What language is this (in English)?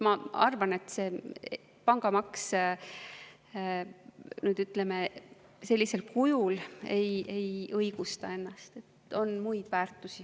Estonian